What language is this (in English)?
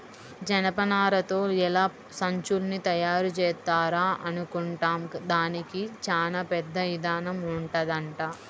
Telugu